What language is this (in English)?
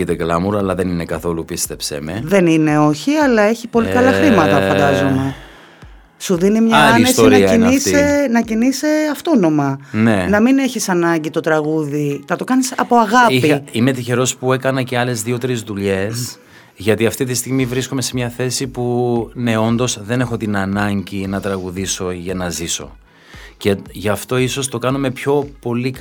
Greek